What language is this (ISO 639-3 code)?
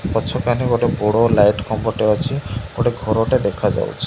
ori